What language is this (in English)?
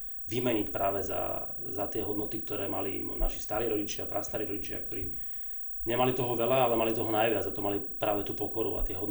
Slovak